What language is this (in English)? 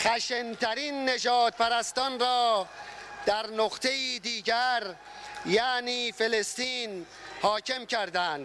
Arabic